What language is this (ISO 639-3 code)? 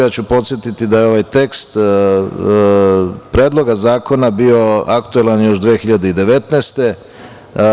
srp